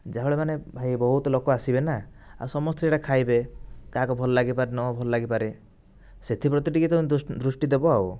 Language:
Odia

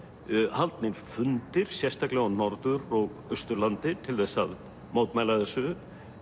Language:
Icelandic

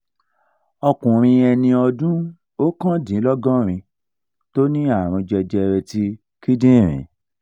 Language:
Yoruba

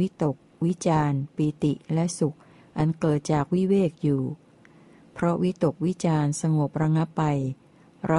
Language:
Thai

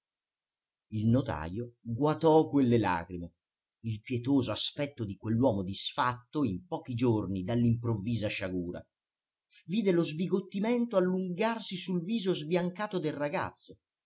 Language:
Italian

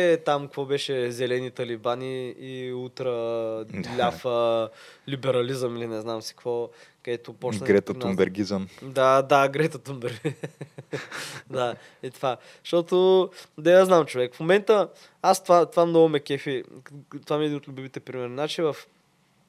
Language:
Bulgarian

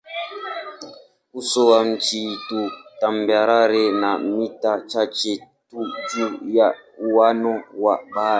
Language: Swahili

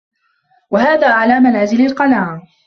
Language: Arabic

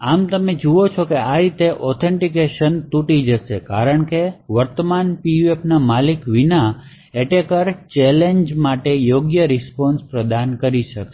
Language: Gujarati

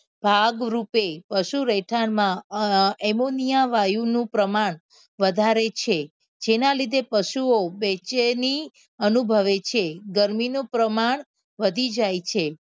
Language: Gujarati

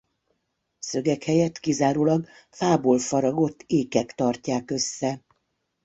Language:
Hungarian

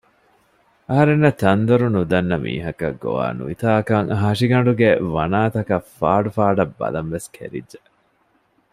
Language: Divehi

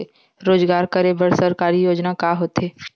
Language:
Chhattisgarhi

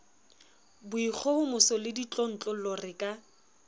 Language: Southern Sotho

